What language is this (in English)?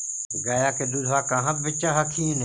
Magahi